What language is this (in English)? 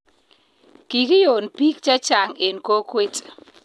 Kalenjin